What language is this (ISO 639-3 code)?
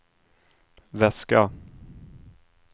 swe